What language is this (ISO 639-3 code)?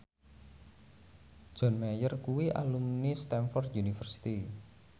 jav